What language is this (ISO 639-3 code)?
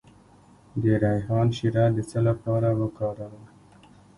pus